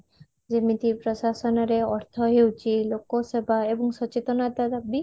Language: Odia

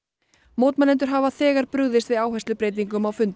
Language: Icelandic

